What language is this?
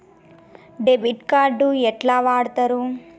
Telugu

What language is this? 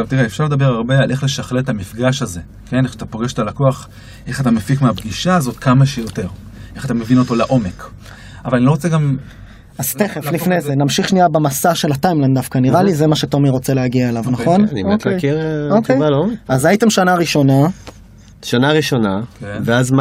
Hebrew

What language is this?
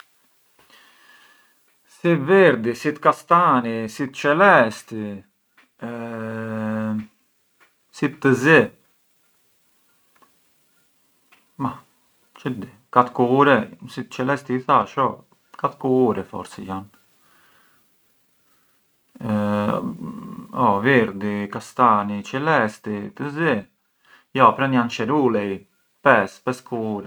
Arbëreshë Albanian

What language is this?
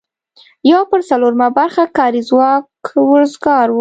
Pashto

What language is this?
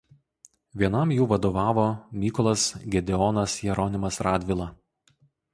Lithuanian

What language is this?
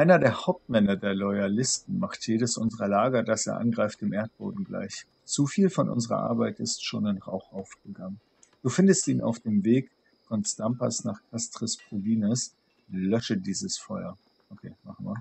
German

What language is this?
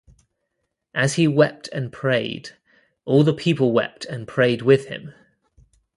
English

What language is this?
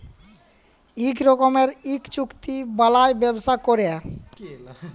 Bangla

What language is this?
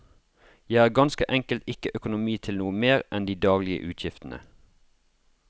Norwegian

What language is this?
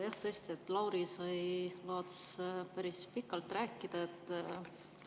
Estonian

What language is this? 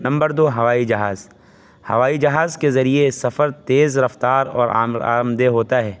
Urdu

